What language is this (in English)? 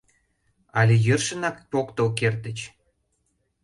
Mari